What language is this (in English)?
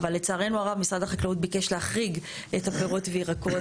Hebrew